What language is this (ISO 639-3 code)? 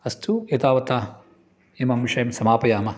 san